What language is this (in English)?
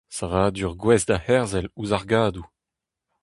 Breton